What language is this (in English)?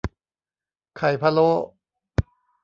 Thai